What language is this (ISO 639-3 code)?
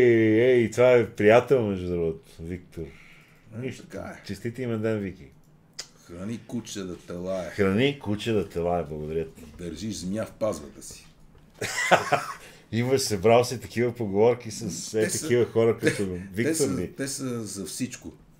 bul